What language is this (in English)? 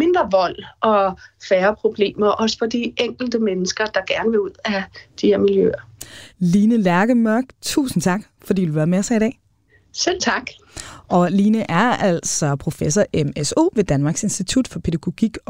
Danish